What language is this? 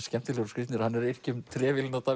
Icelandic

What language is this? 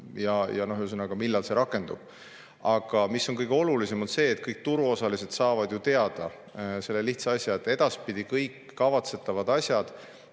Estonian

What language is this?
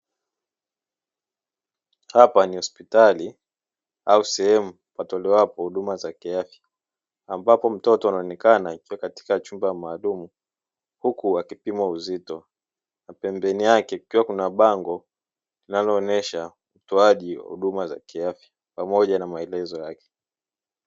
Swahili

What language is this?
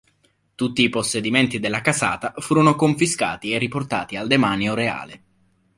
Italian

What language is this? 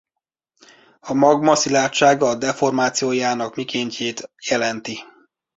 Hungarian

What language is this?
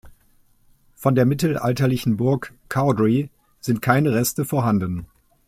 German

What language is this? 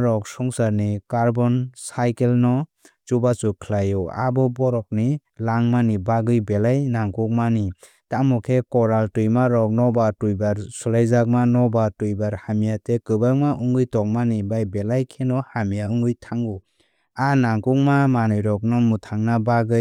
Kok Borok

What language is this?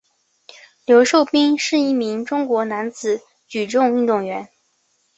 Chinese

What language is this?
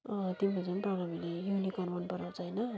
Nepali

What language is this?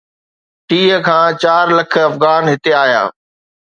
Sindhi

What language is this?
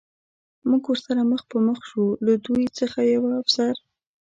Pashto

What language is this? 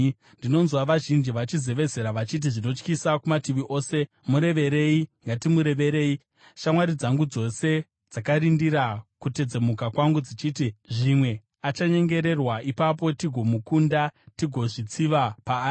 Shona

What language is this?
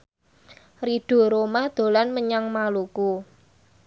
Javanese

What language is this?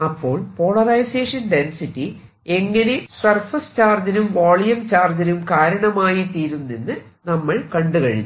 Malayalam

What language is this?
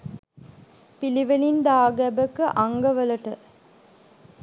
Sinhala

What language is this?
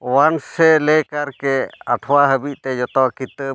Santali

